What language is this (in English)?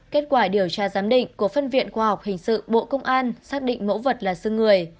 Vietnamese